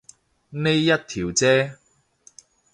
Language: Cantonese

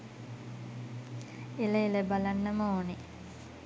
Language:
Sinhala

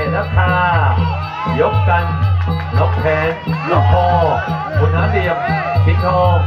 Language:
Thai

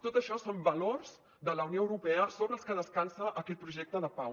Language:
Catalan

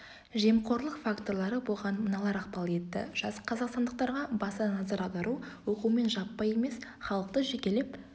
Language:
Kazakh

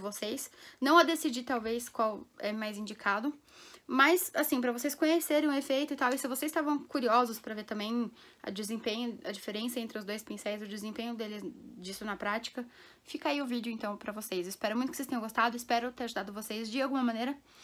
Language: Portuguese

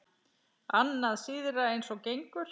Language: Icelandic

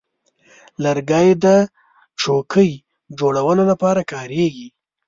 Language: Pashto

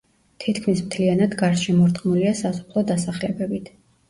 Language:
Georgian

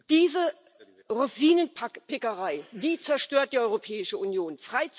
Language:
German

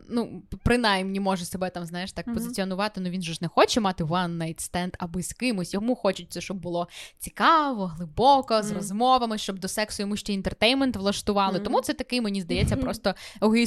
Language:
Ukrainian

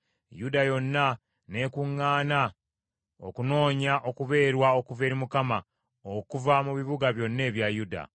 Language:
Ganda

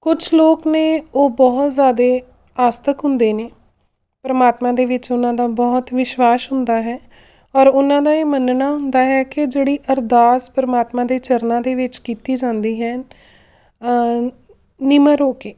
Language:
Punjabi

